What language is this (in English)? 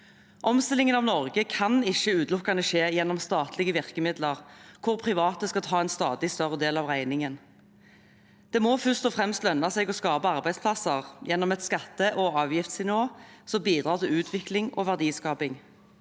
Norwegian